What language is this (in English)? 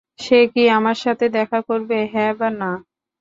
Bangla